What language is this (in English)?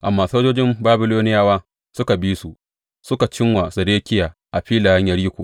Hausa